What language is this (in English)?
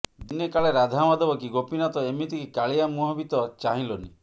Odia